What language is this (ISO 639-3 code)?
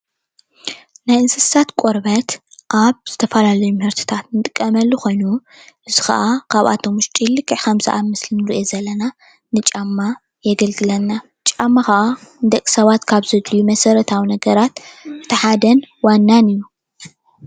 tir